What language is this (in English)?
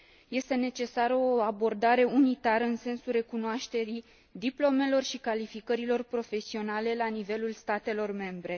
Romanian